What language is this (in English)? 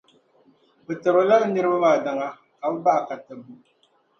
Dagbani